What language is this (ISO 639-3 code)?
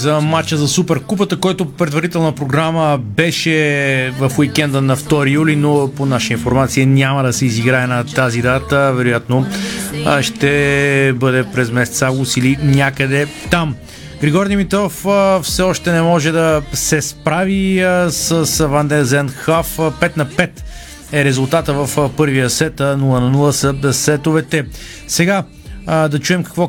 bul